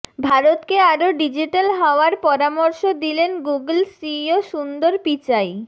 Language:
Bangla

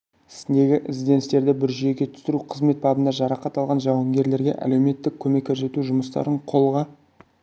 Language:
Kazakh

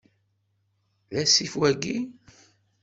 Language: Kabyle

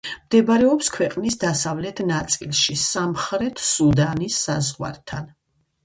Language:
Georgian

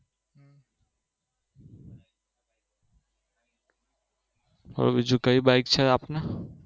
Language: Gujarati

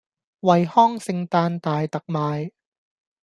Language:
Cantonese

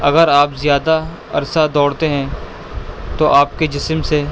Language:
Urdu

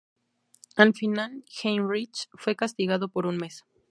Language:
Spanish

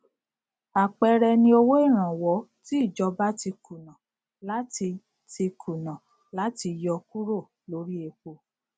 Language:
Yoruba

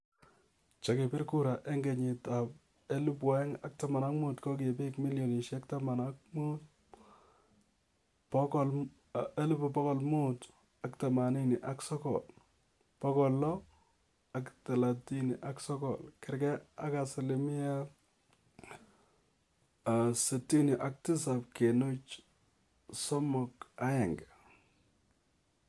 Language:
Kalenjin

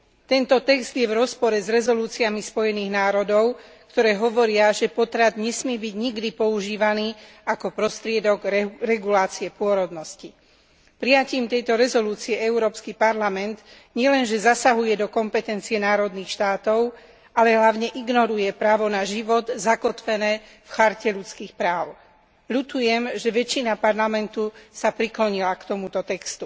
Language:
Slovak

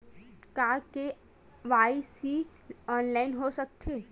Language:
Chhattisgarhi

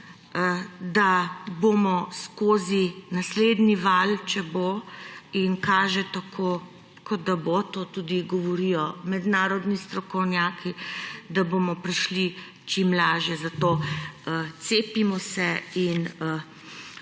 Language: Slovenian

